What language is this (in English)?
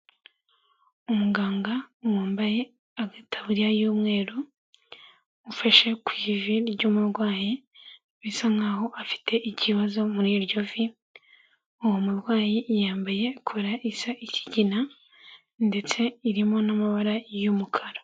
Kinyarwanda